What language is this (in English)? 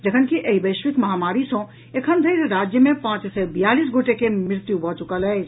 Maithili